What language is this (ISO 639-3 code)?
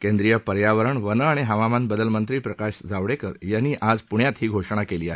mar